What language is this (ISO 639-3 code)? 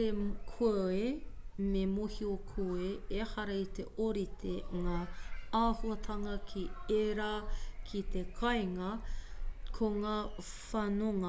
mri